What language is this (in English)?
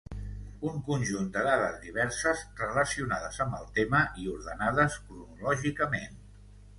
Catalan